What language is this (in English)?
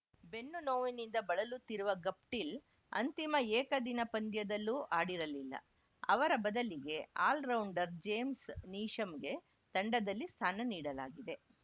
Kannada